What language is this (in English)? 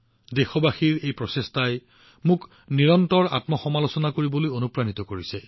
Assamese